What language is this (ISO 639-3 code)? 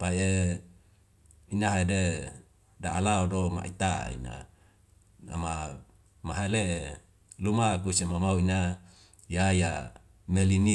weo